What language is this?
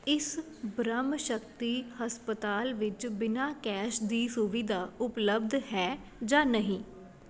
Punjabi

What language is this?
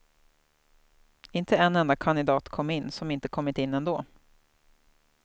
Swedish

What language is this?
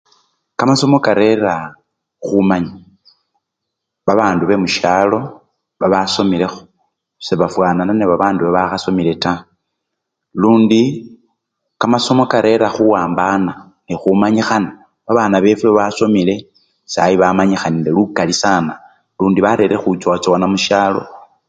Luyia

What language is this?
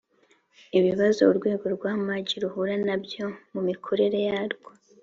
Kinyarwanda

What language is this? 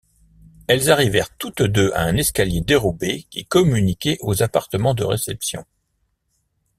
French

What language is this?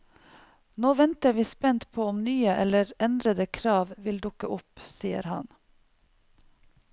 Norwegian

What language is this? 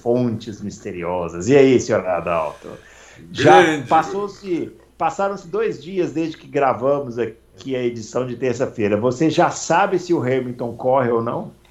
Portuguese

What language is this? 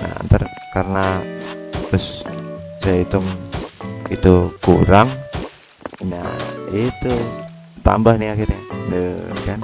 Indonesian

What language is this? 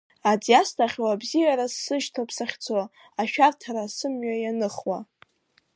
Abkhazian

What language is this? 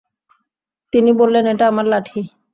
Bangla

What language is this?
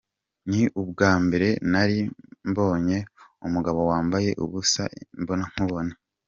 Kinyarwanda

